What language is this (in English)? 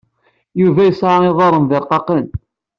Kabyle